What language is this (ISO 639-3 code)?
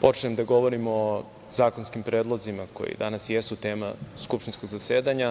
srp